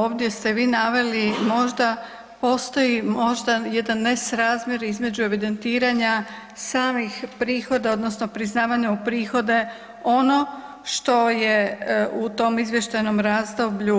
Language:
Croatian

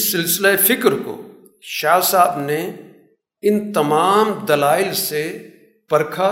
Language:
Urdu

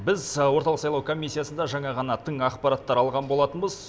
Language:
Kazakh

